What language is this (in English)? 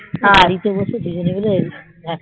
Bangla